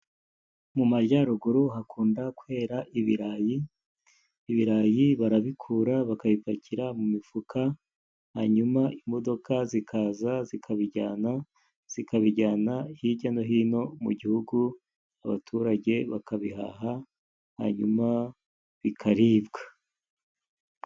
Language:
Kinyarwanda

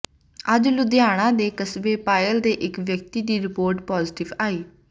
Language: Punjabi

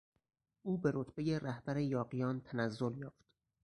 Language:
Persian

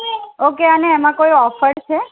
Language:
Gujarati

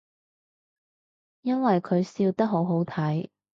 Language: Cantonese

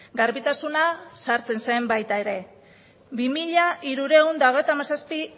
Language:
Basque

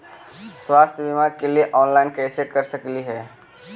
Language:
Magahi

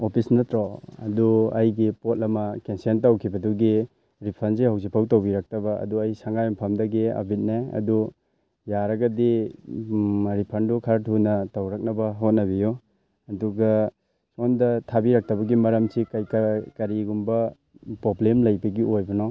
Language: Manipuri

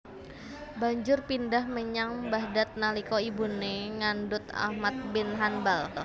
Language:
Javanese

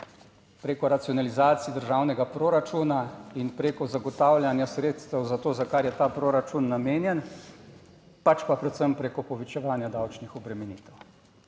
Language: Slovenian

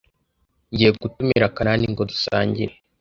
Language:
Kinyarwanda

